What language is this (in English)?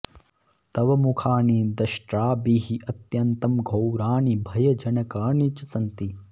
Sanskrit